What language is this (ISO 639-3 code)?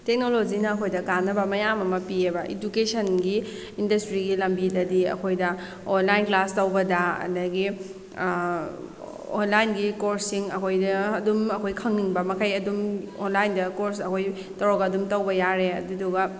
mni